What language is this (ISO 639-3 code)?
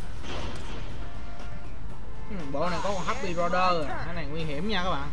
vie